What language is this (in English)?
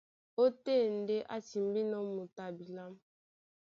Duala